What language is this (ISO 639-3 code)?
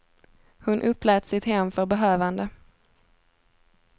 swe